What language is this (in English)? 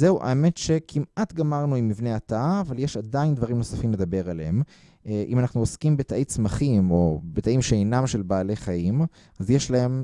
Hebrew